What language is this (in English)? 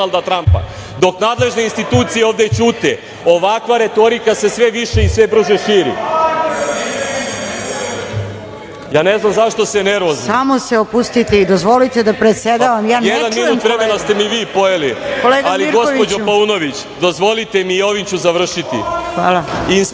Serbian